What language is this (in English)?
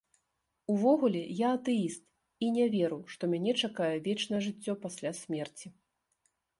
Belarusian